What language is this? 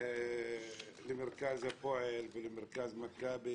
Hebrew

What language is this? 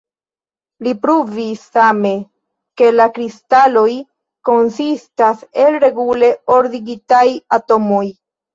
Esperanto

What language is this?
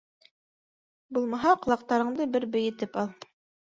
Bashkir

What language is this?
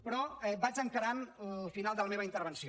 Catalan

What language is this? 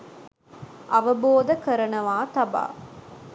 Sinhala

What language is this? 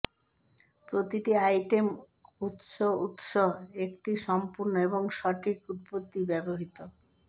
Bangla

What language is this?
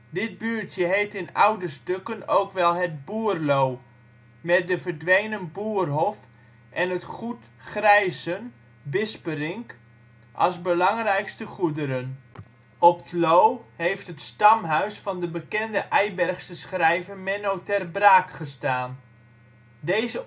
Dutch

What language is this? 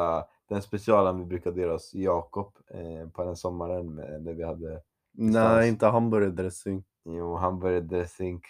Swedish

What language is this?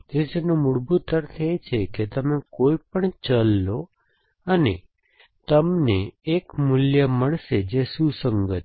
Gujarati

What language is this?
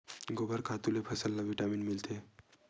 Chhattisgarhi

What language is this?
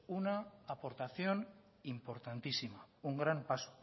Spanish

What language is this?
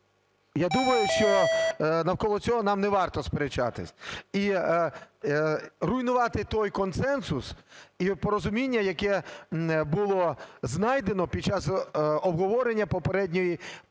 Ukrainian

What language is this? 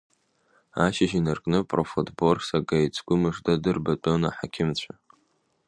Abkhazian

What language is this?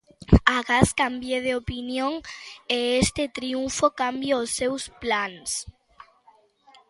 Galician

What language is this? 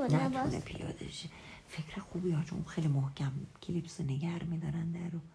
Persian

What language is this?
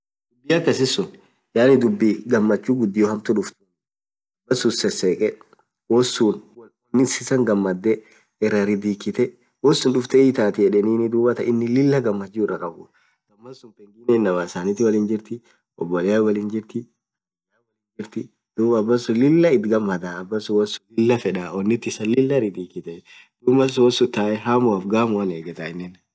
Orma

